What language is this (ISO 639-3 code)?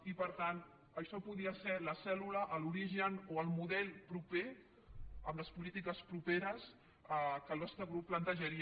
cat